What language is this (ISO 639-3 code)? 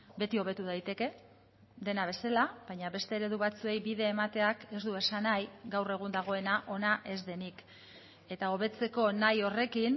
eus